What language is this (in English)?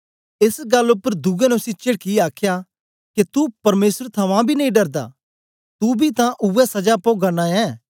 Dogri